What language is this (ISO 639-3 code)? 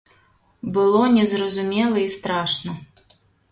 bel